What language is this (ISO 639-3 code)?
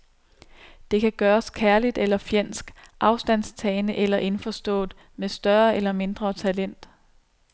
dan